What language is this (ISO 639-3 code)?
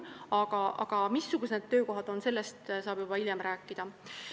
est